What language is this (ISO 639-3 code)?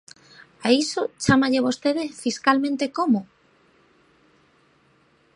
glg